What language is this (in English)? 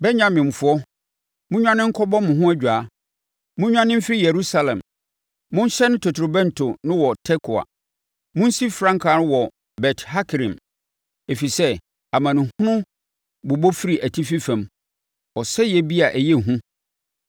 Akan